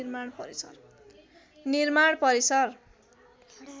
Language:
Nepali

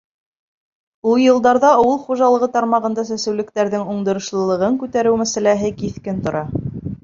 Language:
Bashkir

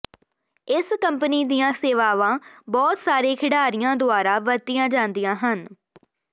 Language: Punjabi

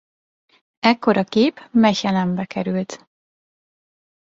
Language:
Hungarian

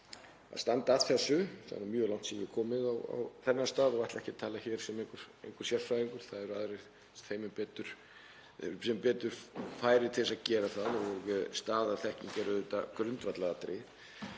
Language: Icelandic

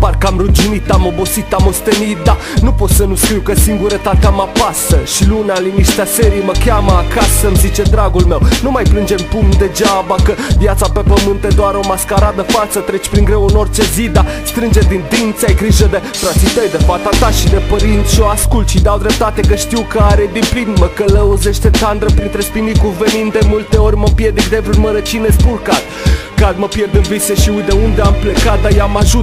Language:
Romanian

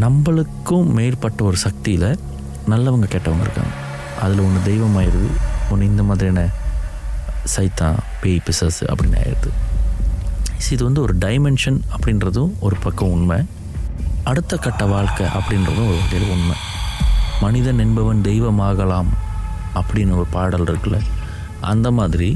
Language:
Tamil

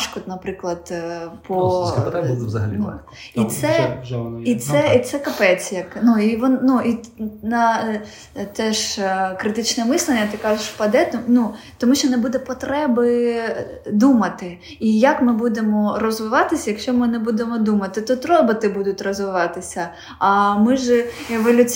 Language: Ukrainian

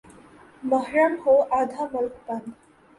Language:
Urdu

